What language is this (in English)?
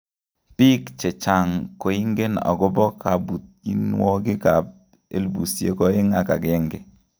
Kalenjin